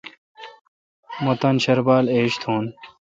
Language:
Kalkoti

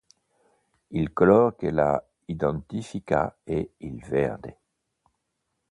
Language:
Italian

